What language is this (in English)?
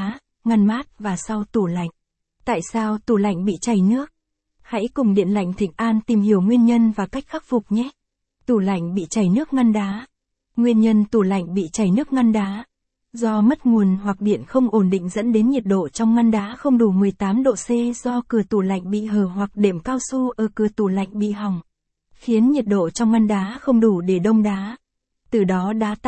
Vietnamese